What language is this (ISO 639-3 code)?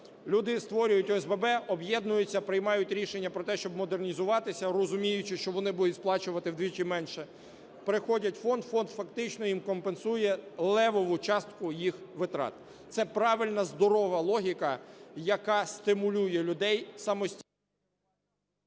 ukr